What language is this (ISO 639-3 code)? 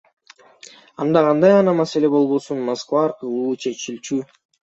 kir